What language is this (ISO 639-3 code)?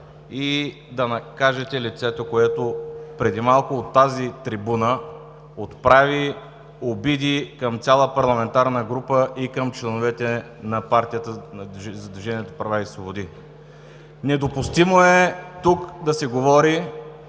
bul